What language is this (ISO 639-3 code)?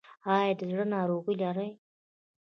pus